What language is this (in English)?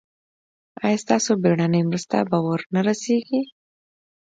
Pashto